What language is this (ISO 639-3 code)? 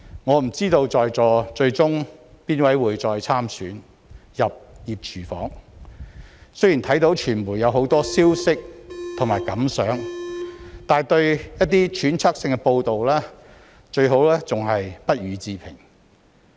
yue